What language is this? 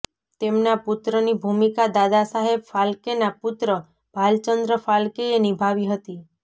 Gujarati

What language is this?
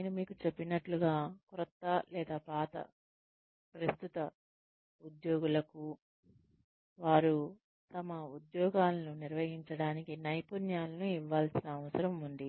Telugu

